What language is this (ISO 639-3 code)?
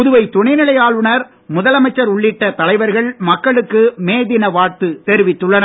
tam